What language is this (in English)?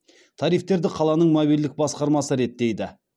Kazakh